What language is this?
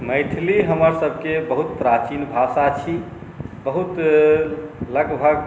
Maithili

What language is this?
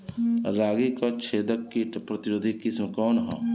Bhojpuri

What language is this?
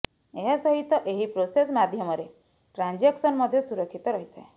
Odia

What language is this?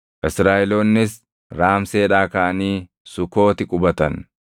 Oromo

